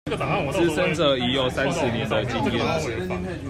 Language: Chinese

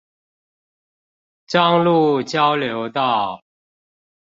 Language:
Chinese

